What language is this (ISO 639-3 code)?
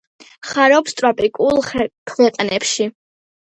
kat